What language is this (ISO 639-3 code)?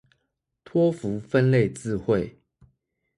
zho